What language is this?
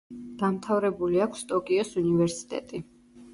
Georgian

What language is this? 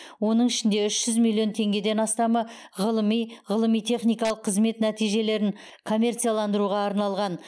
Kazakh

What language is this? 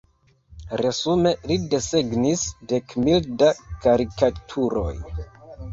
Esperanto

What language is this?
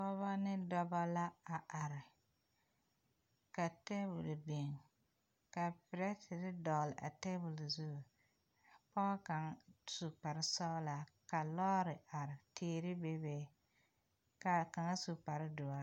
Southern Dagaare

